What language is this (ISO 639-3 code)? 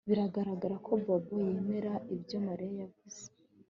kin